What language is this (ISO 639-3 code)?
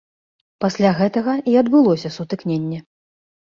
bel